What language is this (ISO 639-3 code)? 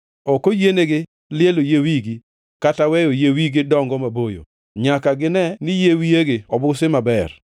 luo